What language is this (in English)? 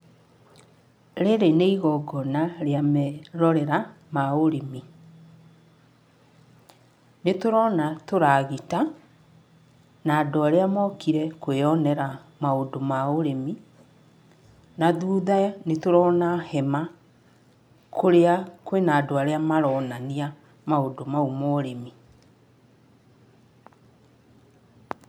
Kikuyu